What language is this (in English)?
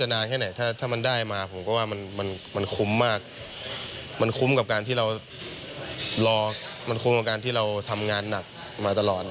Thai